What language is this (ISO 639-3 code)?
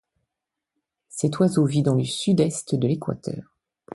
fra